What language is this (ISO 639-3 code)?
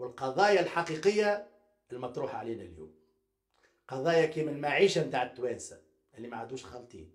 ara